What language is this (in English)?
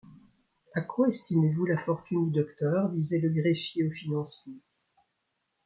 French